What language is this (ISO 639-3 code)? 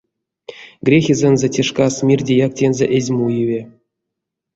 myv